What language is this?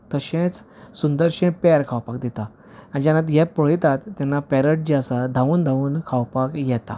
Konkani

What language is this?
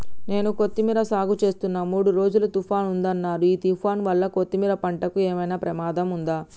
Telugu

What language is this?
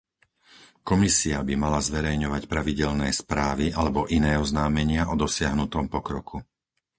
Slovak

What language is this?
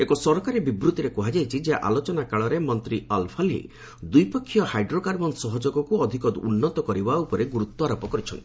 Odia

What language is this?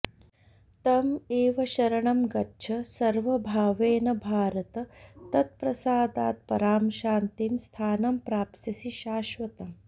Sanskrit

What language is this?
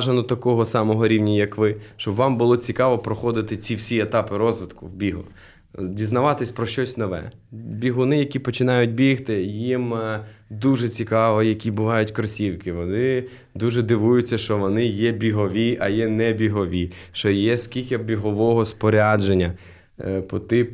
Ukrainian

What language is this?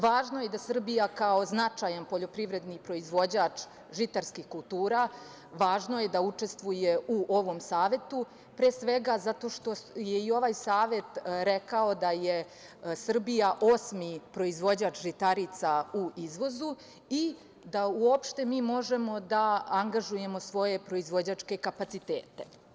Serbian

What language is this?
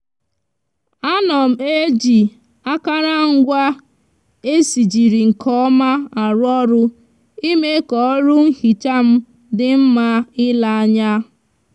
Igbo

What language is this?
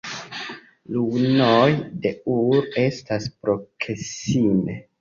Esperanto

